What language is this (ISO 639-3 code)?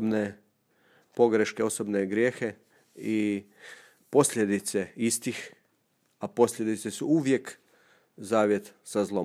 hrv